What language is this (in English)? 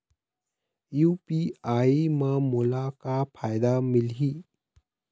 Chhattisgarhi